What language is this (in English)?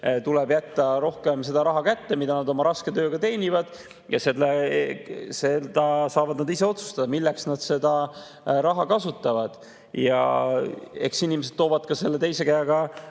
Estonian